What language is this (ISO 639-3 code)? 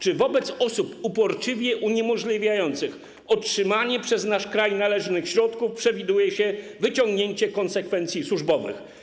pol